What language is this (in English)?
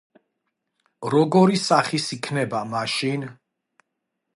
Georgian